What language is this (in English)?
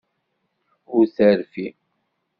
Kabyle